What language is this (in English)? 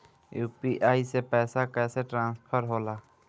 Bhojpuri